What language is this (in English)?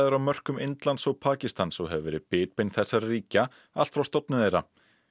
Icelandic